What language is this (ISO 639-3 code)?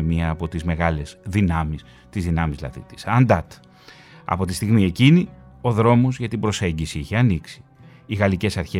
ell